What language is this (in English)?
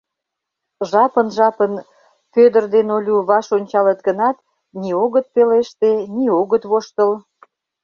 Mari